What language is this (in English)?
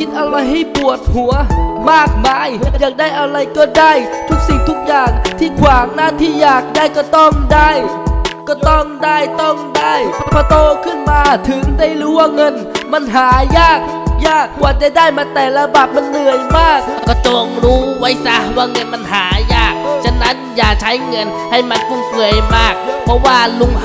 Thai